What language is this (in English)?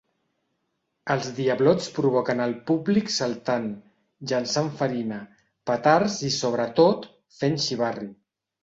Catalan